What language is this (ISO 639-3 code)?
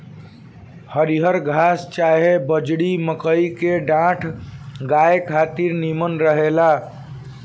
bho